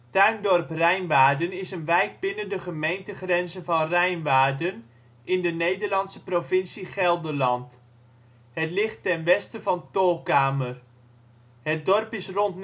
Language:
Dutch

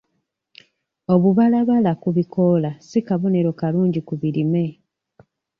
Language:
Ganda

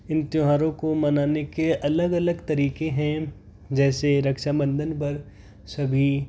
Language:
Hindi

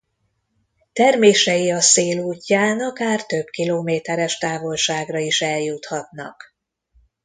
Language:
Hungarian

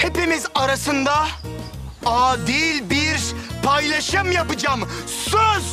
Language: Turkish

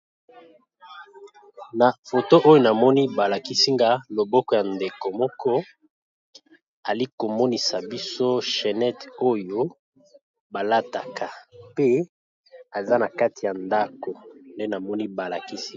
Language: Lingala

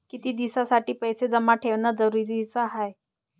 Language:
Marathi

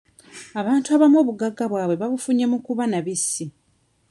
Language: Ganda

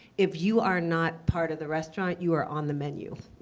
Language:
English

